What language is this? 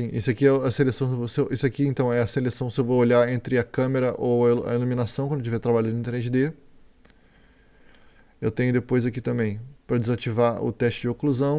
Portuguese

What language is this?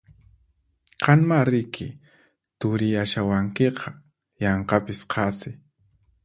Puno Quechua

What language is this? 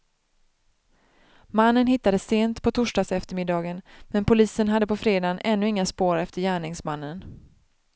Swedish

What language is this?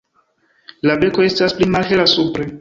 Esperanto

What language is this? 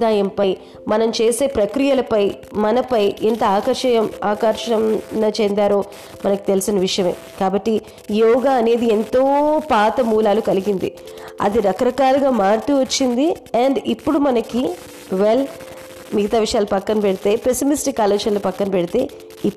Telugu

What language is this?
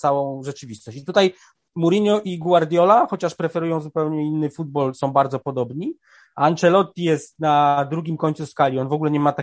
Polish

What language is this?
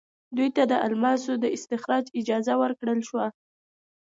Pashto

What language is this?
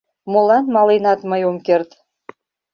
Mari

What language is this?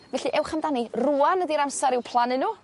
Welsh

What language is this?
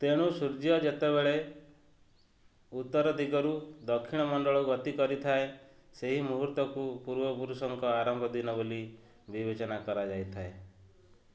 Odia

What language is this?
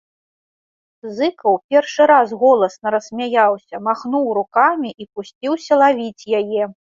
Belarusian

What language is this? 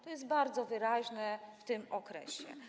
Polish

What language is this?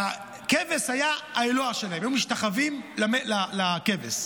Hebrew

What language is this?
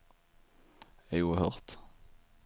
Swedish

